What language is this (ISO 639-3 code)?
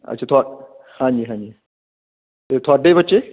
pan